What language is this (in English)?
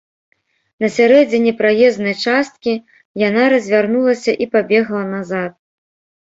Belarusian